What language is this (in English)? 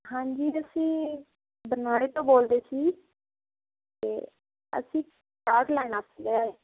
Punjabi